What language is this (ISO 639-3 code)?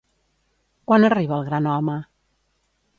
cat